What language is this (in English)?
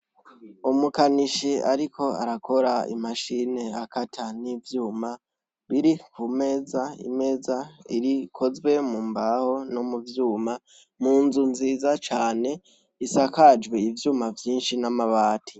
Rundi